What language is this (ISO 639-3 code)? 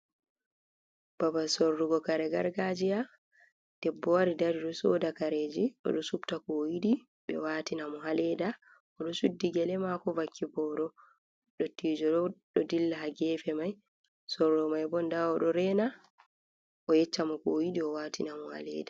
ful